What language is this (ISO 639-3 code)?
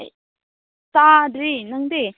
mni